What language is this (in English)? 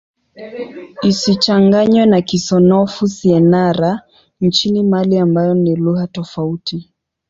Swahili